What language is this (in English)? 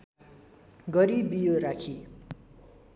Nepali